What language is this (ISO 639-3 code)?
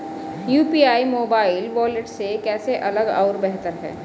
hin